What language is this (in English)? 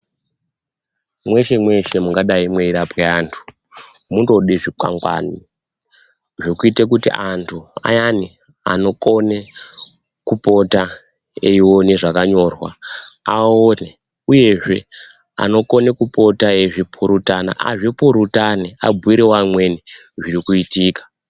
Ndau